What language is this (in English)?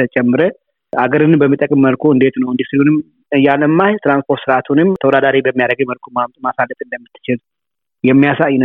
Amharic